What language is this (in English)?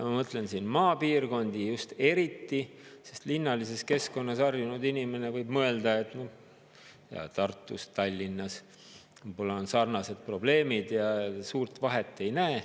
Estonian